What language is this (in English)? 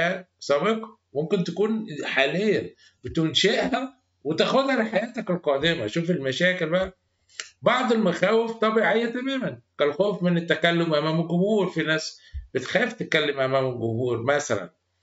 Arabic